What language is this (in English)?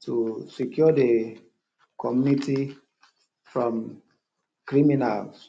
Nigerian Pidgin